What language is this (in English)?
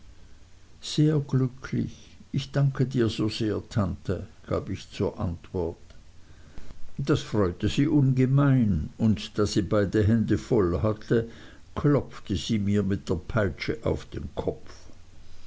German